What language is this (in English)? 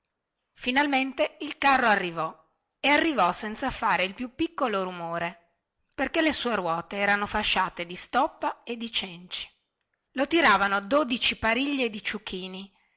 Italian